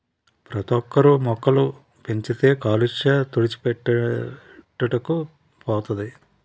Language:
Telugu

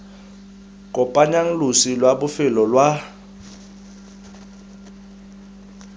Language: Tswana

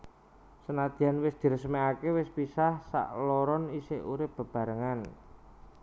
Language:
Javanese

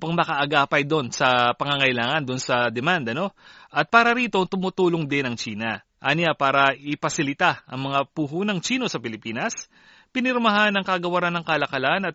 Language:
Filipino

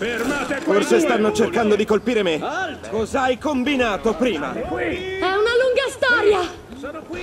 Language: Italian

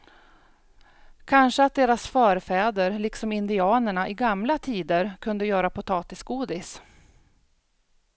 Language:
Swedish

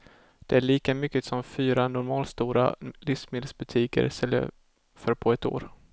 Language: Swedish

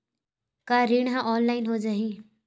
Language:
Chhattisgarhi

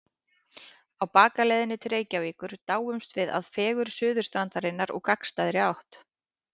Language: Icelandic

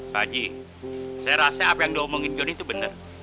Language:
Indonesian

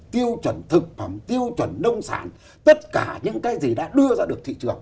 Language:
Vietnamese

